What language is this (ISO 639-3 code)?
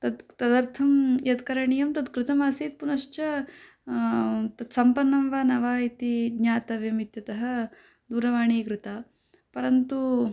san